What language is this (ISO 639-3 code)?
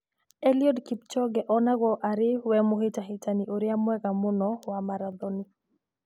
kik